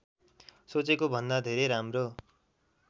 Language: Nepali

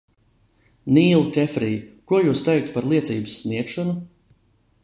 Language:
Latvian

